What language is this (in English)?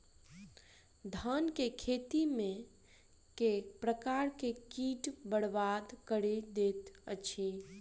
Maithili